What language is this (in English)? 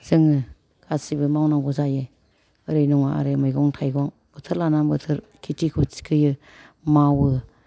Bodo